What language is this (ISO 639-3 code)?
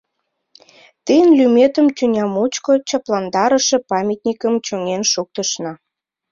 chm